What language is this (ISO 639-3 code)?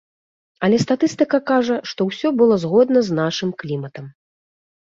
bel